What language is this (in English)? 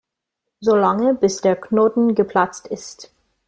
German